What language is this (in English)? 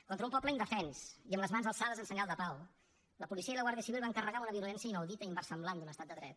Catalan